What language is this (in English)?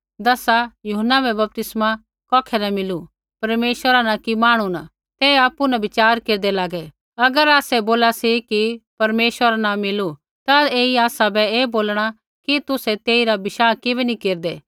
Kullu Pahari